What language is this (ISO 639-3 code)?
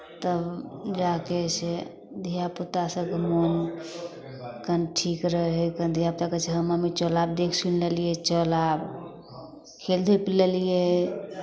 mai